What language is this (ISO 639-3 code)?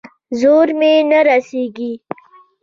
pus